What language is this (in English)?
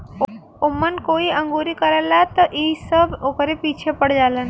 Bhojpuri